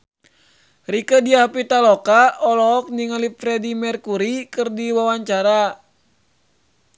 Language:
Sundanese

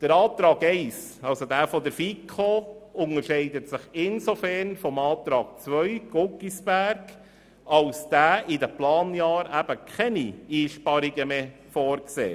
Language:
Swiss German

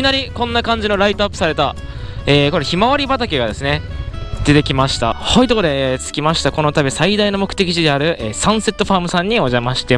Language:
Japanese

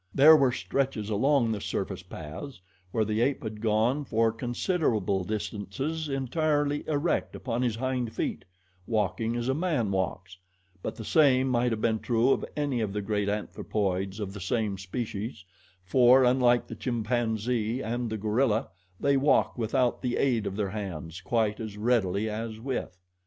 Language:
English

